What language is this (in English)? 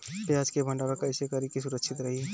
Bhojpuri